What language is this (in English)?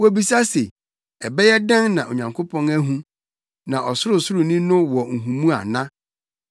Akan